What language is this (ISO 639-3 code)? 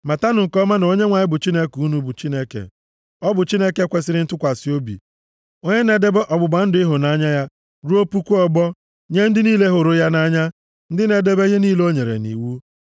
ibo